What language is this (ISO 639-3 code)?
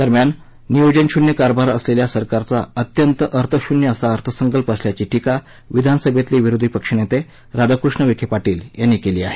mar